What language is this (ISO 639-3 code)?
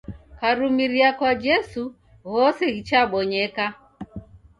dav